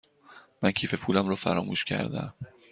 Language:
Persian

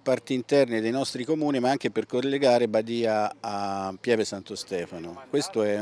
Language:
Italian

